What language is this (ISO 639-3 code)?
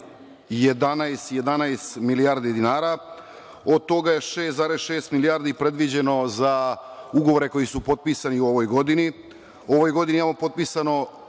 srp